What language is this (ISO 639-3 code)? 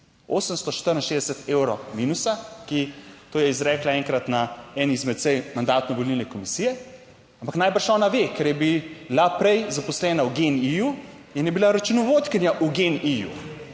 slv